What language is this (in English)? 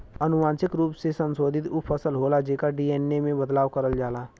Bhojpuri